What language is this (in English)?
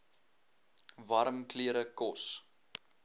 Afrikaans